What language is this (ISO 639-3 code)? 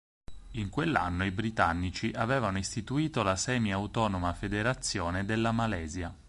ita